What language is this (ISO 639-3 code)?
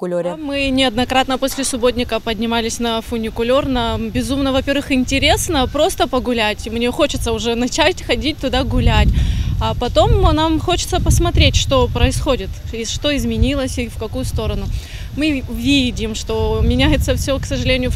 rus